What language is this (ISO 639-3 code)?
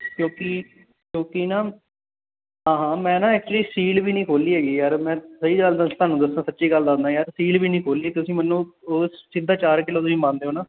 pan